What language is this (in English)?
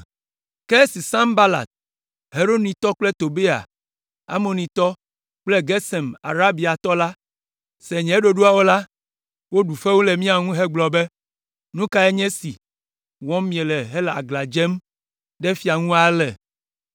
Ewe